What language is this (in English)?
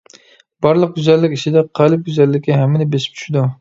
Uyghur